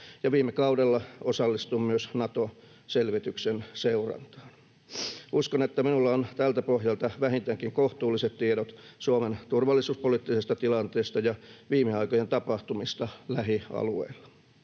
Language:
Finnish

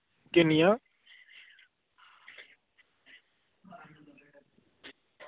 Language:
Dogri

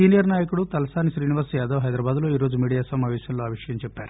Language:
Telugu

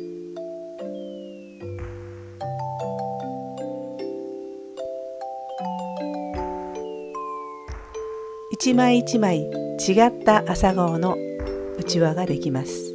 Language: Japanese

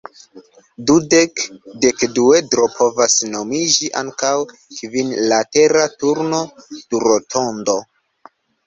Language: Esperanto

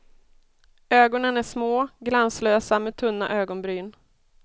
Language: Swedish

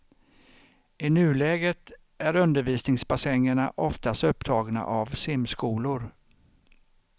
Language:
Swedish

